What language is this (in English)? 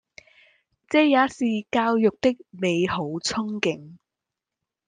Cantonese